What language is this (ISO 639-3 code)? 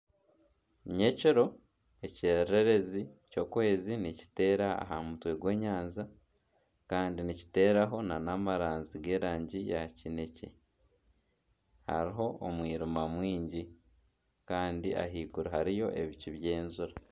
nyn